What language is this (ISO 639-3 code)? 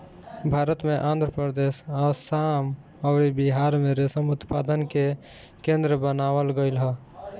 bho